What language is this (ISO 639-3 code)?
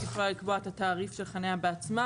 heb